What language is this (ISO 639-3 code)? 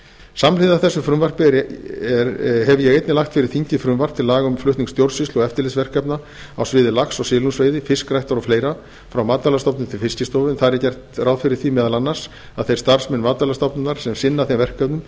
isl